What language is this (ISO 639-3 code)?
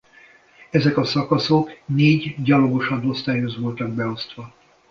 hun